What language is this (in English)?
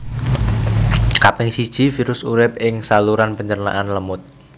Javanese